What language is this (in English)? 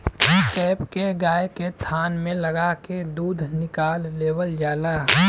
Bhojpuri